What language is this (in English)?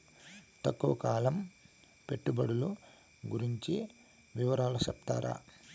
Telugu